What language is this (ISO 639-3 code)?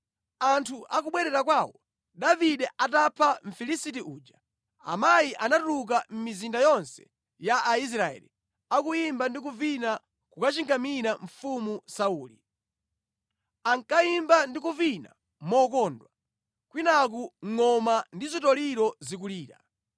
nya